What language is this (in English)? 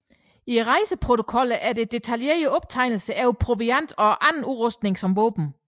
Danish